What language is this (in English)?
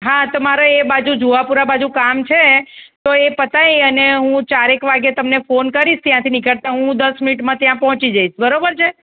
Gujarati